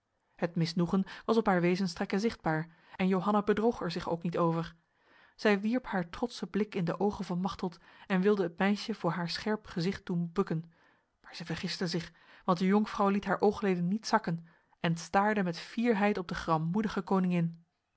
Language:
Dutch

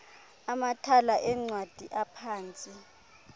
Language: Xhosa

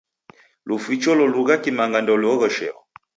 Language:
Taita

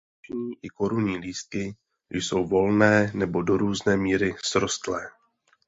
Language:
Czech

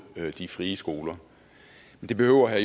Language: Danish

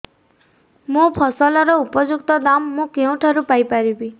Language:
Odia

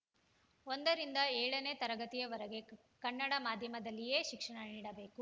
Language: Kannada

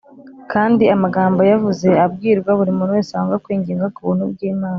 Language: Kinyarwanda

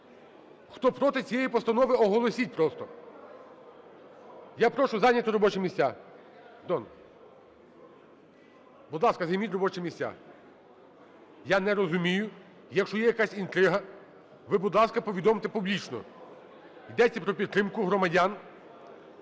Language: Ukrainian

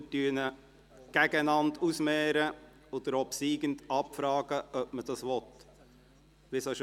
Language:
Swiss German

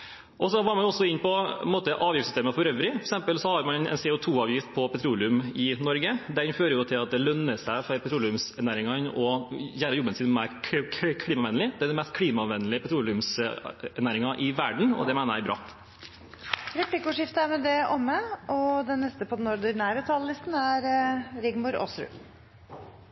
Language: Norwegian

